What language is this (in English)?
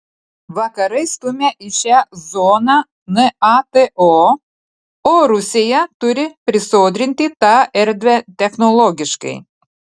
Lithuanian